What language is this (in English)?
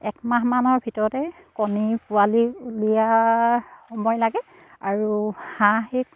Assamese